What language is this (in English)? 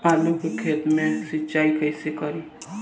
Bhojpuri